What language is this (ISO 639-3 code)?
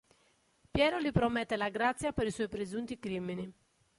ita